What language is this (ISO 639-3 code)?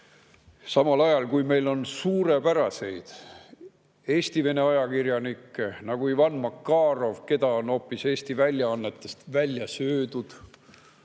est